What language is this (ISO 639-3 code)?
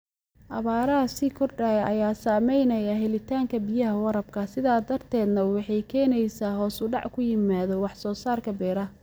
som